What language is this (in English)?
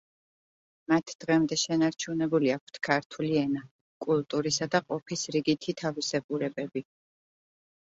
Georgian